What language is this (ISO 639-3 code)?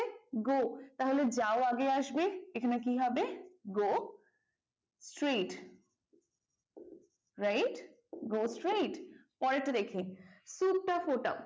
ben